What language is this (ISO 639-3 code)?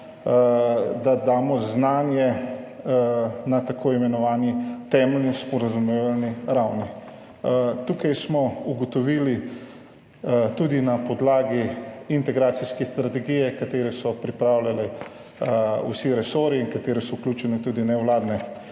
slv